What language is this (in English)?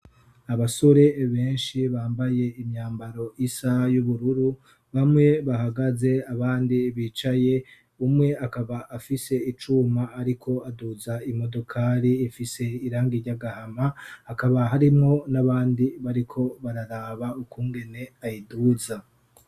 Rundi